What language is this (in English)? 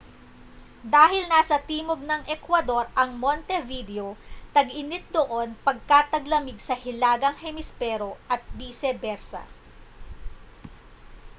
Filipino